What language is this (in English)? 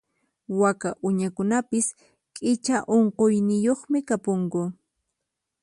Puno Quechua